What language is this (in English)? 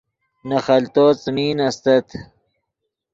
Yidgha